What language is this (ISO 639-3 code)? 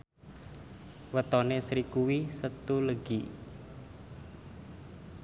jav